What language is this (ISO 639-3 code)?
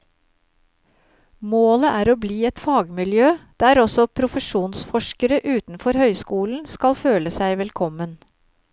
nor